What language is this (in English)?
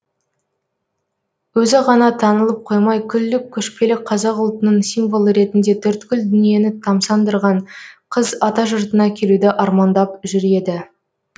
Kazakh